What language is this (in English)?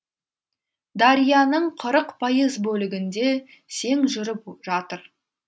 Kazakh